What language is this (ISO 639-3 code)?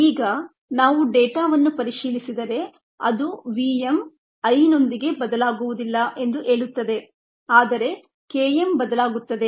kan